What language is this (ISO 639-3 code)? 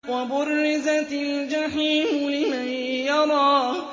ara